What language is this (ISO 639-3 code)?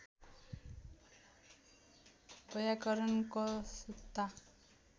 nep